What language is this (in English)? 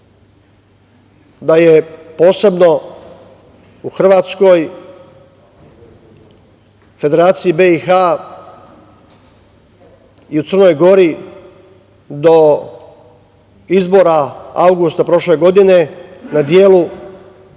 Serbian